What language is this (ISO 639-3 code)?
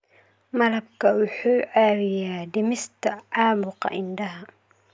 som